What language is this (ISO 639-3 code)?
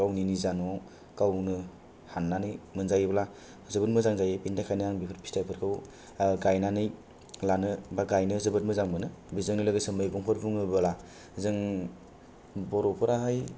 brx